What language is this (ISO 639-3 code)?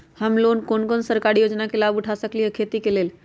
mag